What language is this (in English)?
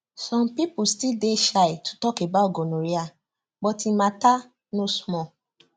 Nigerian Pidgin